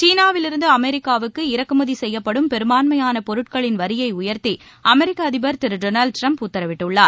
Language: Tamil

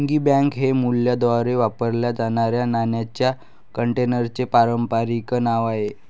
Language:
Marathi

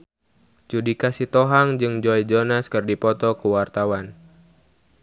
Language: Sundanese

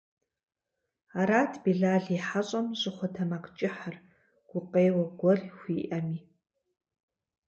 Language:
Kabardian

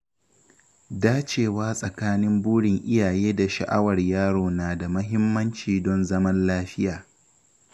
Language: Hausa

